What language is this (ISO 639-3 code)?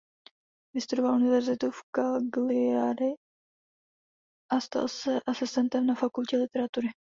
ces